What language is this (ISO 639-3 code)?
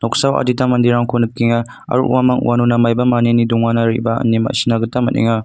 grt